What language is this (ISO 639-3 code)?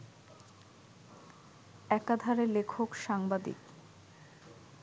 ben